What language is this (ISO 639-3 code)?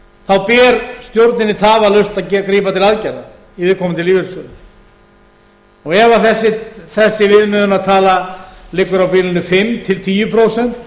isl